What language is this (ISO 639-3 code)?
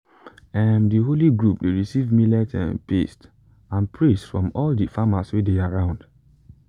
pcm